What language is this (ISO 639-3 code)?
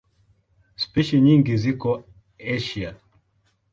swa